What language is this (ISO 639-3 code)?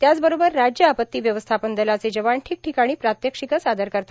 mar